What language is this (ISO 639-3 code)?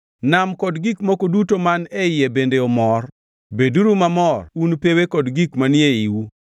luo